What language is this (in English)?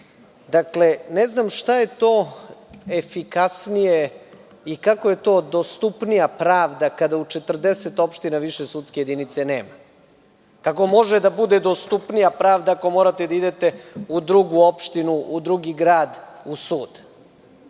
Serbian